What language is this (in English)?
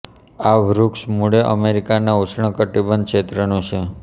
Gujarati